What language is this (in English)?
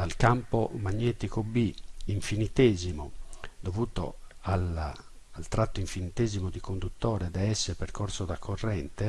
Italian